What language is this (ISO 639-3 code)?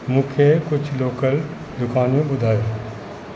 snd